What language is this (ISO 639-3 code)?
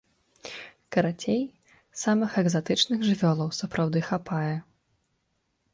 bel